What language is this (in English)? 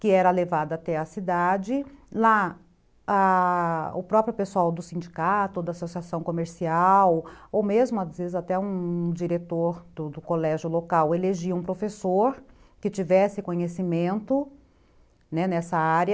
Portuguese